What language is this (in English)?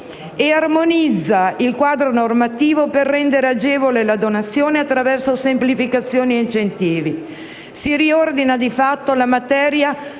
Italian